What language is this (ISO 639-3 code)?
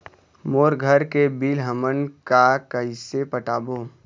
hne